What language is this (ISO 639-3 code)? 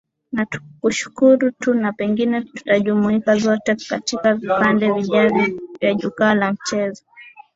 swa